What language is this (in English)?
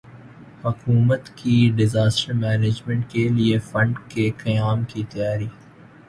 Urdu